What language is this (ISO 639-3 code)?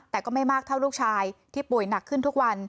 tha